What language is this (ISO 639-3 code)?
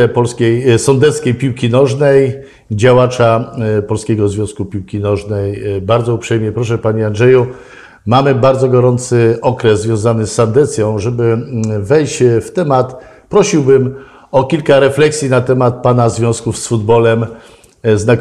pol